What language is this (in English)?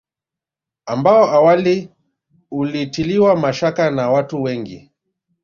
Swahili